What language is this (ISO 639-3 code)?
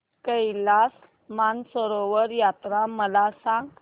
mar